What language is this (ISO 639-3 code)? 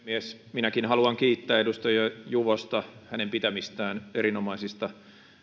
fin